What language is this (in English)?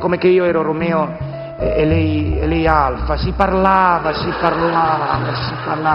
Italian